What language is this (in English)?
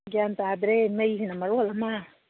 Manipuri